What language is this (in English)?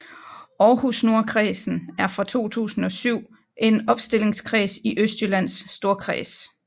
Danish